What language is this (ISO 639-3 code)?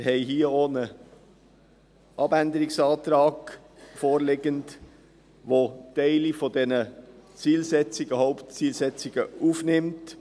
gsw